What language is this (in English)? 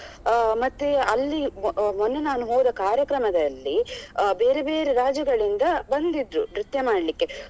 Kannada